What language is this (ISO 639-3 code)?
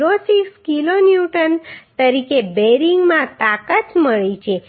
guj